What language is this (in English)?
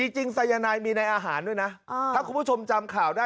Thai